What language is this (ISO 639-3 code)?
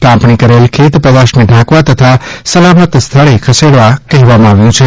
guj